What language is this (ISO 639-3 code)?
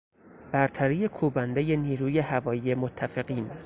fas